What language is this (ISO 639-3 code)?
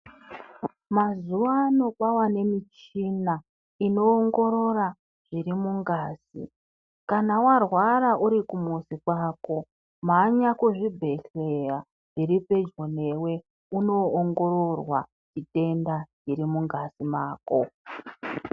ndc